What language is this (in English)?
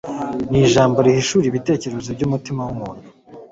Kinyarwanda